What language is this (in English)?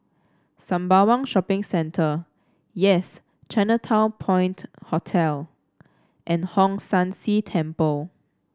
English